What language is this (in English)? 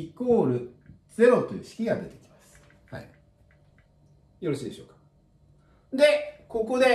Japanese